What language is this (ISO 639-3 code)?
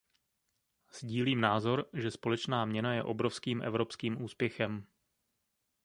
ces